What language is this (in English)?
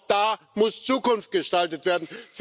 German